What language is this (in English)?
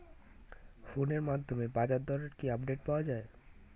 Bangla